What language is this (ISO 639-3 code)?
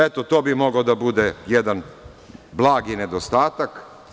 srp